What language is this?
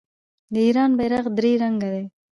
Pashto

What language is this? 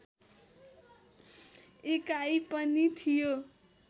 Nepali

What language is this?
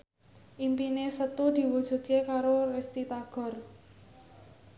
Javanese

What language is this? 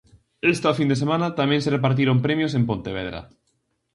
Galician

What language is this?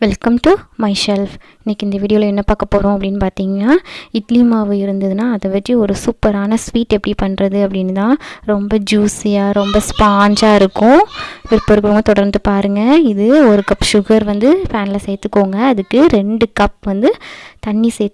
Indonesian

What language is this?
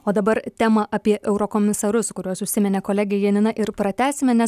Lithuanian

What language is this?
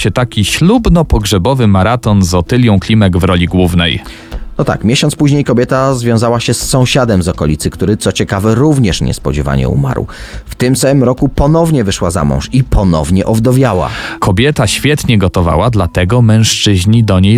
Polish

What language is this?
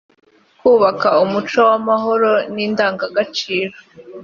Kinyarwanda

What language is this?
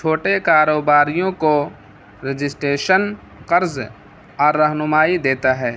Urdu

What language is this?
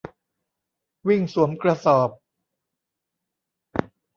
Thai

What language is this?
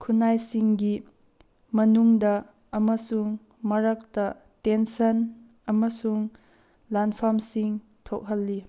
Manipuri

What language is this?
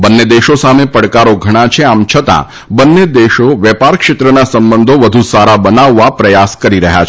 Gujarati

